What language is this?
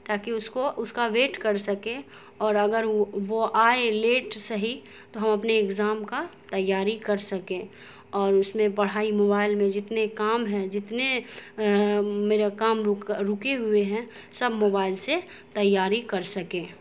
Urdu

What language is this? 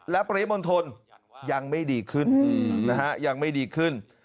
Thai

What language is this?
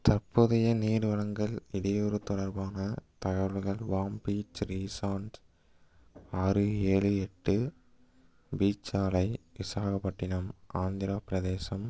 Tamil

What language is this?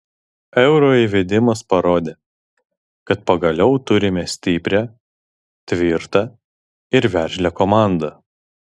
Lithuanian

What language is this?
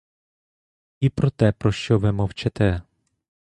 Ukrainian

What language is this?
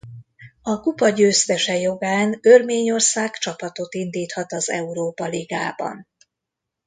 Hungarian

